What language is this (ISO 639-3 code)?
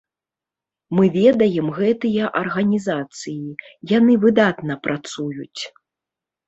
bel